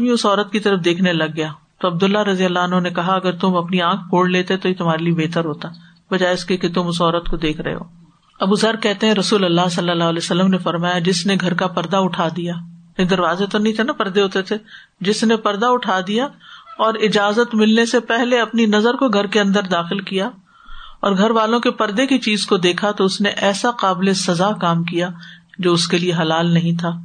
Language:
Urdu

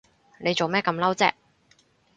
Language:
Cantonese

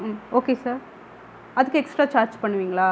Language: Tamil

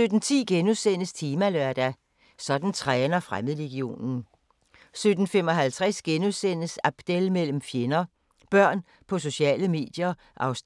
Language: Danish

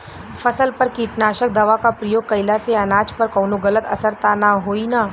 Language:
Bhojpuri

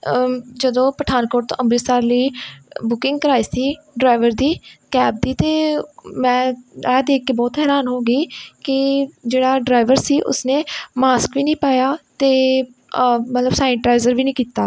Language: Punjabi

